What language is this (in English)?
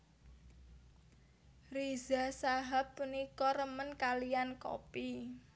Javanese